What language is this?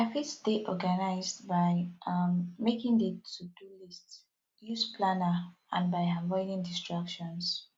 Nigerian Pidgin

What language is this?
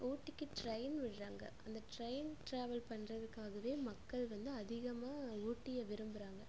Tamil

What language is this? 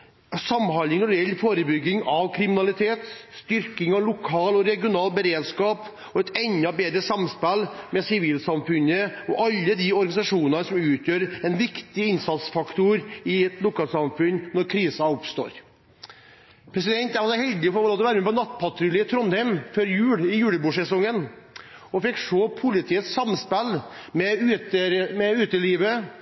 Norwegian Bokmål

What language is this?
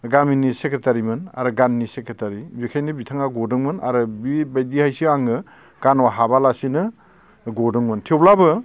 Bodo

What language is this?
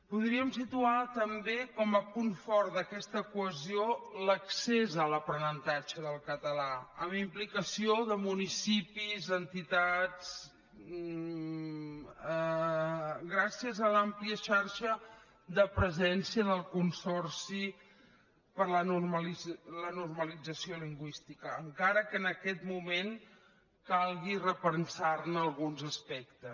Catalan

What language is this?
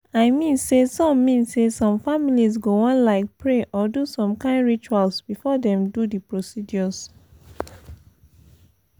Nigerian Pidgin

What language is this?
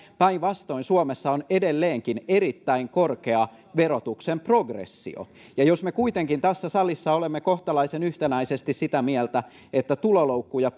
Finnish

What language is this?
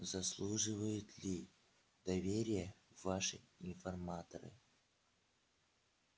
Russian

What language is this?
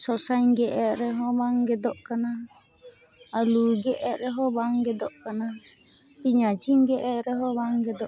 Santali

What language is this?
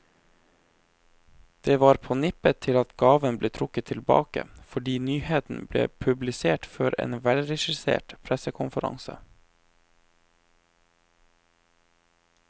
Norwegian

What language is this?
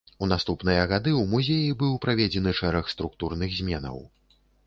Belarusian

